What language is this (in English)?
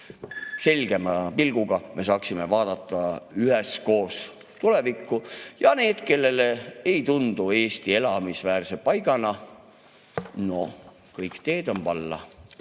Estonian